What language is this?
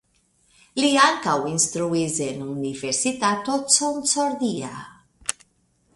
Esperanto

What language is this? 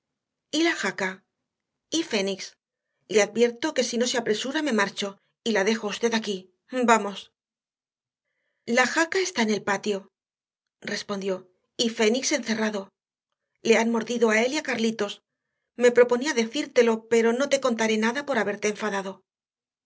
Spanish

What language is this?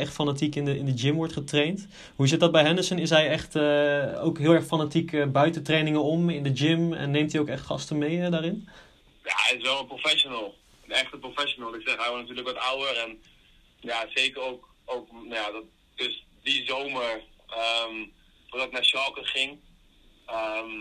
Dutch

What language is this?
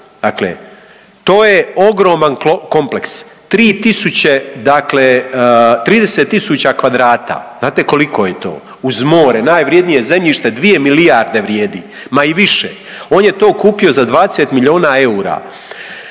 Croatian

